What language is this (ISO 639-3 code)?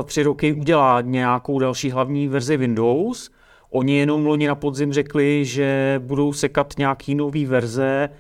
ces